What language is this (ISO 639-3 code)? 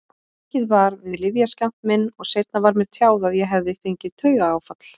isl